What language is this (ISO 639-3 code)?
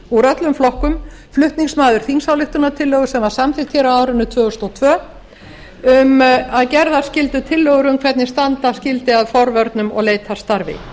isl